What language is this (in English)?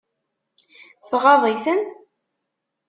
Kabyle